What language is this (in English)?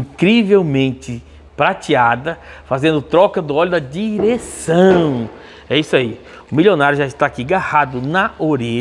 Portuguese